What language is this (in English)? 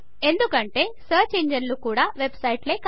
Telugu